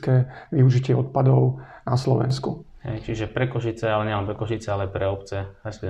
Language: Slovak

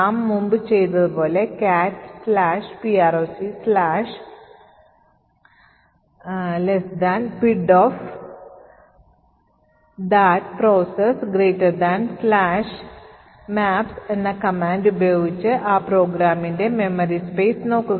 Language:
Malayalam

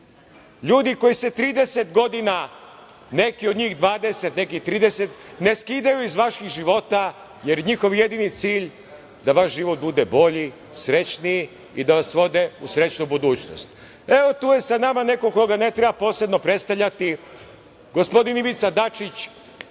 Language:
Serbian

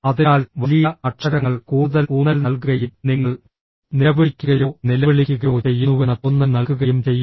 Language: Malayalam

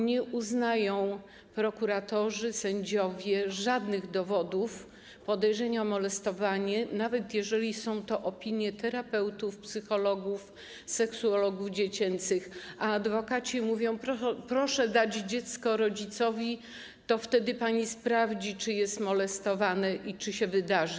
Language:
Polish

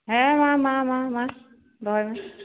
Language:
Santali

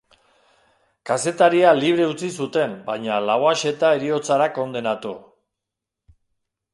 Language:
Basque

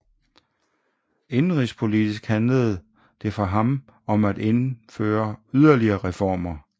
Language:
Danish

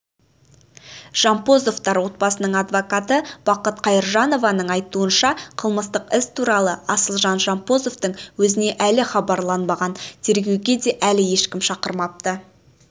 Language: Kazakh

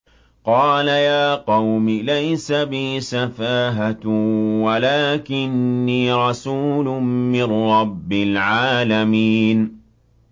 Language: Arabic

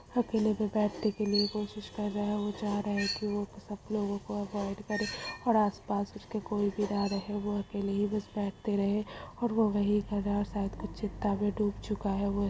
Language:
Magahi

